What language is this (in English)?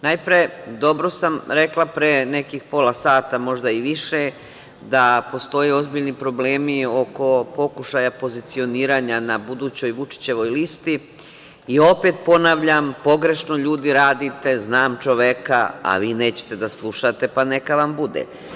Serbian